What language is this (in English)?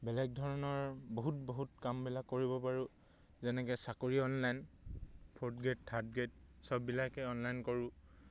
Assamese